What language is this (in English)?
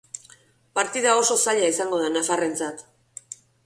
Basque